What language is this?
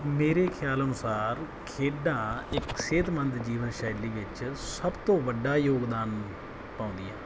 Punjabi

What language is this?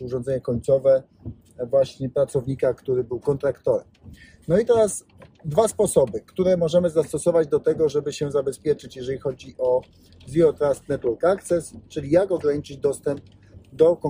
Polish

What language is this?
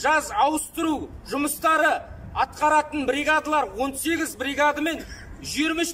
Russian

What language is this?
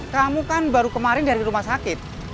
Indonesian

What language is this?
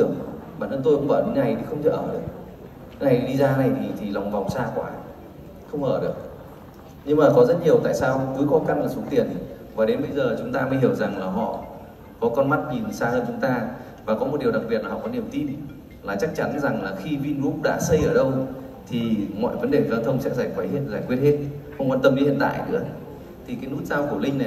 Vietnamese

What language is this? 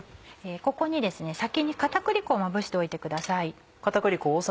Japanese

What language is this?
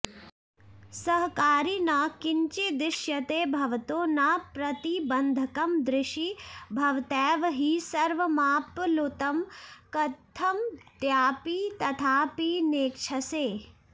Sanskrit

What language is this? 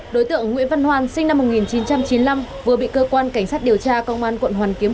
Vietnamese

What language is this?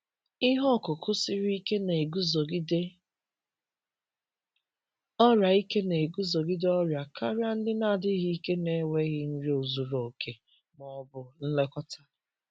Igbo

